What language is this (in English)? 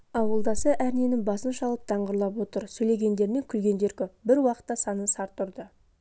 Kazakh